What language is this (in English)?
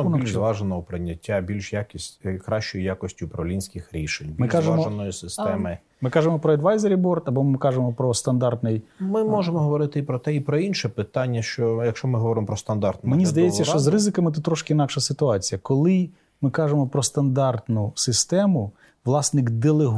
Ukrainian